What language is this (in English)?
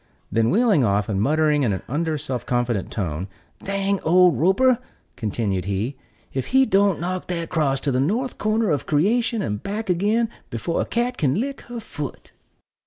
English